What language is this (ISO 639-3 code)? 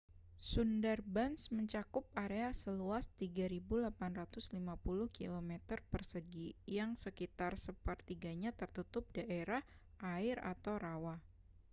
ind